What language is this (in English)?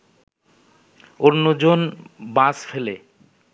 Bangla